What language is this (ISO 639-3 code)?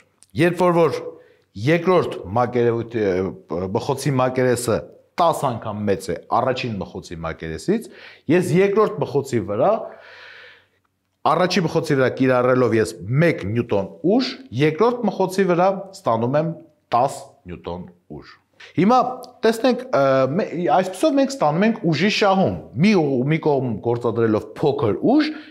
tur